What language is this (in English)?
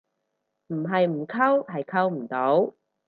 Cantonese